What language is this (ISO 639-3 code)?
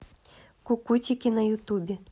rus